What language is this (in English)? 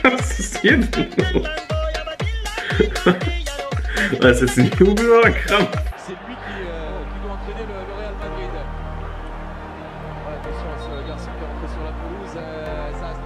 German